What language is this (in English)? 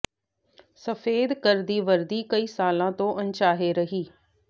Punjabi